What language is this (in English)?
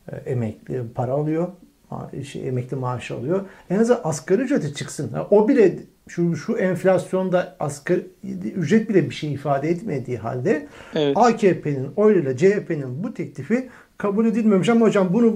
Turkish